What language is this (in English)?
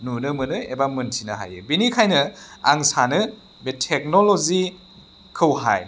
Bodo